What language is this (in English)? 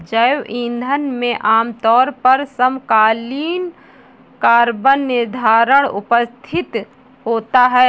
Hindi